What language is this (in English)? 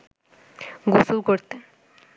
Bangla